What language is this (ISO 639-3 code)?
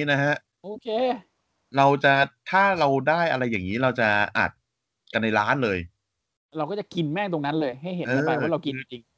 tha